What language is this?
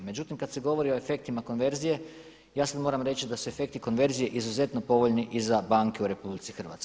Croatian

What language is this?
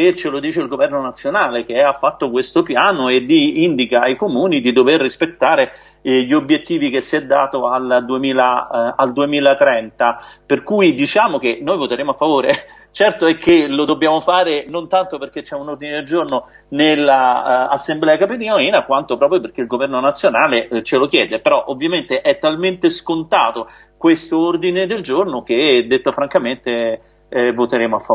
Italian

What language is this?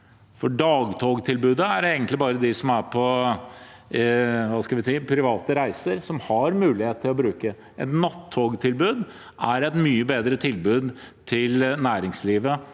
Norwegian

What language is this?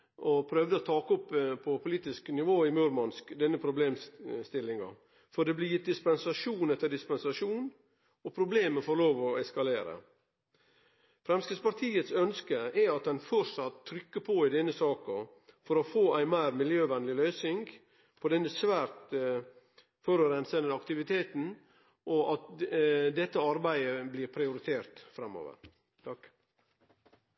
Norwegian Nynorsk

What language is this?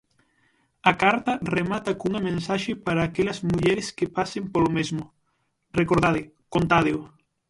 Galician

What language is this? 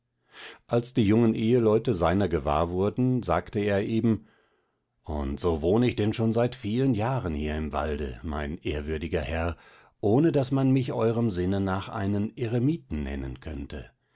German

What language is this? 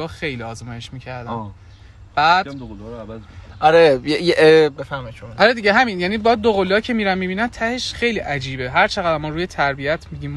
Persian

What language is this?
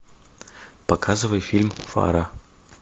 Russian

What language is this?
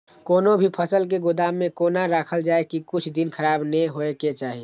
Maithili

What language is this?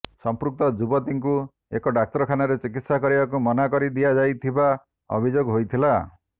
Odia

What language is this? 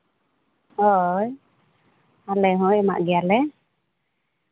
Santali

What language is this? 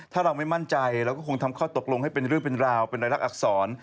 Thai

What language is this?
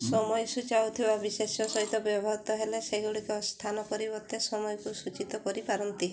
Odia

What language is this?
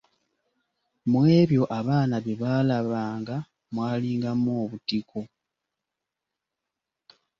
Ganda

